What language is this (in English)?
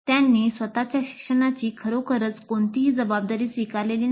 Marathi